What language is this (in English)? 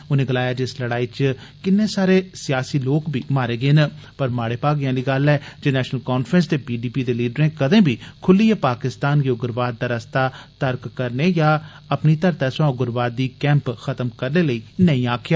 Dogri